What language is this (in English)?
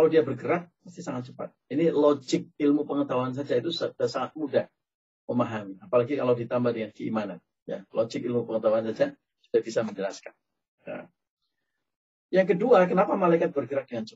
Indonesian